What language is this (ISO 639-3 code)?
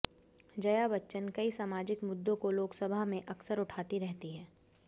hin